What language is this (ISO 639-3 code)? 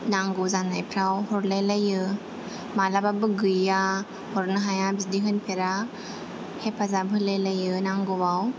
brx